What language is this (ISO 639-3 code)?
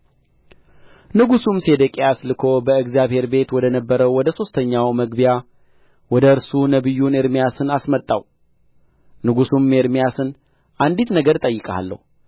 amh